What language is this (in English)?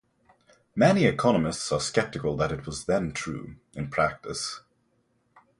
English